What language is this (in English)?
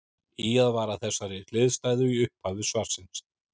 Icelandic